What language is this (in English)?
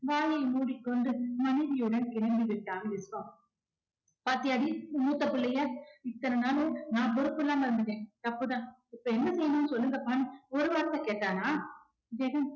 Tamil